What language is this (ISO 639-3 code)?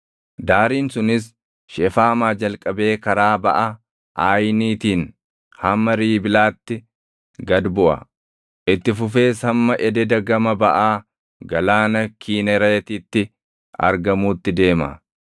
orm